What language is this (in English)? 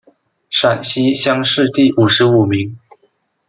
Chinese